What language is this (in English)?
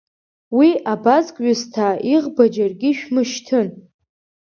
Abkhazian